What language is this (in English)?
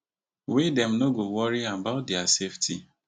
Nigerian Pidgin